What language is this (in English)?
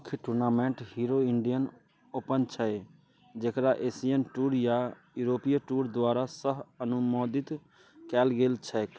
Maithili